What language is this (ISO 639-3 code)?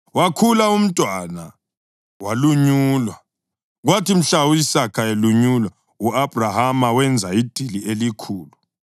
nde